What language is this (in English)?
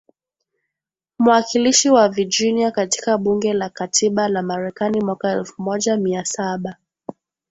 Swahili